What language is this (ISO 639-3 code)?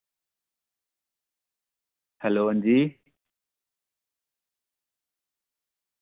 doi